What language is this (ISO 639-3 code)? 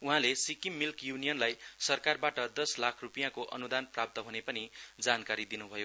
nep